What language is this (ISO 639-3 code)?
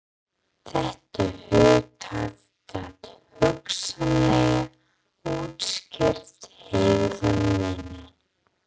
isl